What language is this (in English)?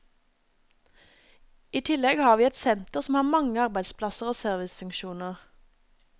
Norwegian